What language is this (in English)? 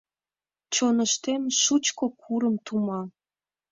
Mari